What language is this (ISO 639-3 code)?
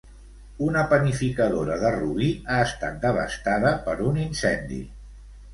cat